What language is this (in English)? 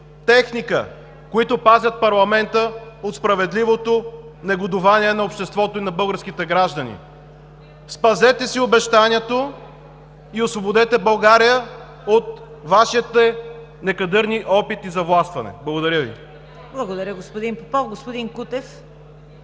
Bulgarian